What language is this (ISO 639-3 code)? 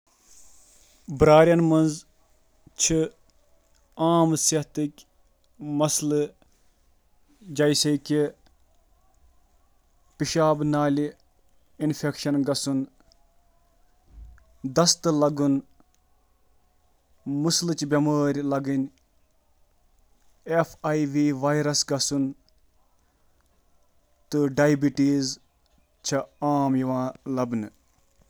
kas